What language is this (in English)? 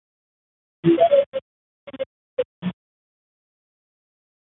Basque